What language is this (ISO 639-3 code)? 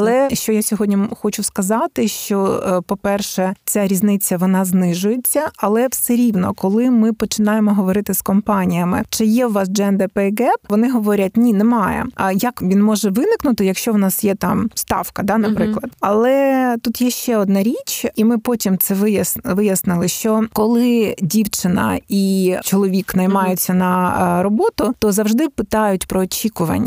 ukr